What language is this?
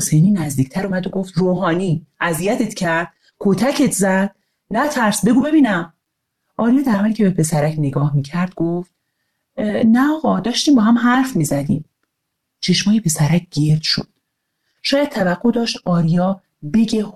Persian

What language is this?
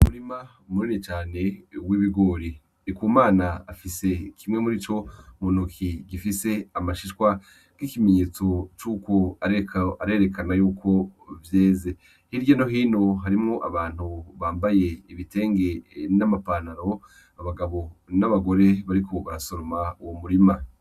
Rundi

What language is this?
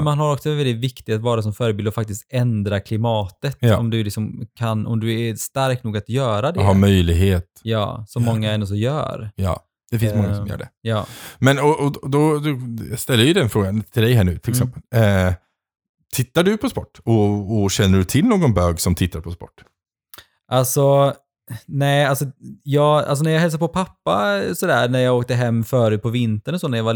Swedish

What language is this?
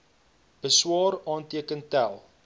Afrikaans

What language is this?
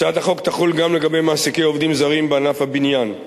Hebrew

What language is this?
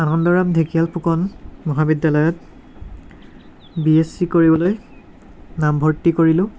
Assamese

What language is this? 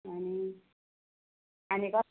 Konkani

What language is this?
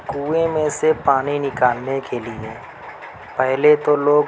Urdu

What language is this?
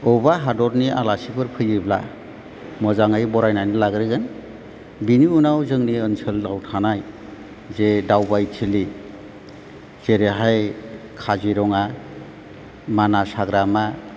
Bodo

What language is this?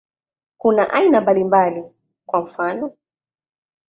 Swahili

